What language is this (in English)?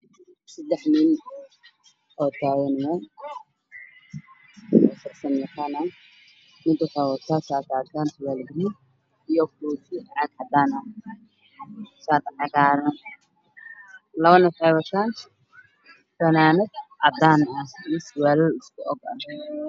Somali